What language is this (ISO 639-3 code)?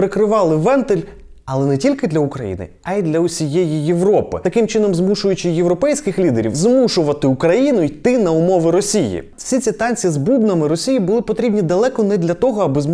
ukr